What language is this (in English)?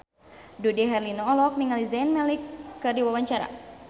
Sundanese